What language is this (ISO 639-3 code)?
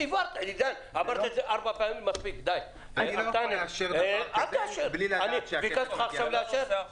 heb